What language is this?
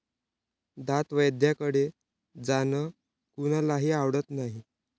Marathi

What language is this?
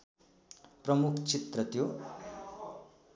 Nepali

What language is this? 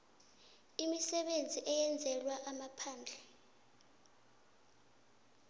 South Ndebele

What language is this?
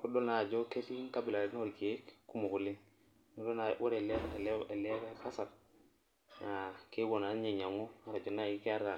Masai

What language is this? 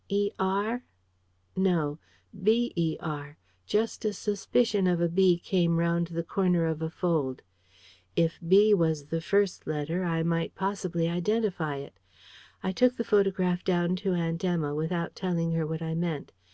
English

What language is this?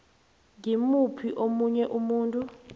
South Ndebele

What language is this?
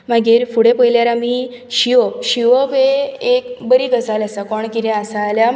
Konkani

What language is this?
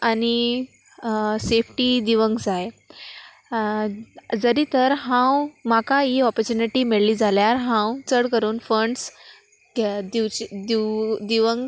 Konkani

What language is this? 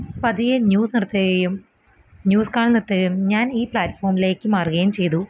Malayalam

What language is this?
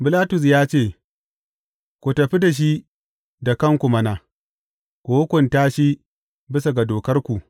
Hausa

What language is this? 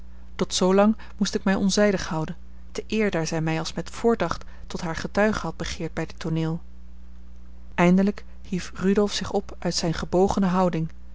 Dutch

